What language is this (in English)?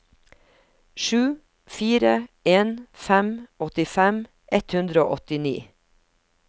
Norwegian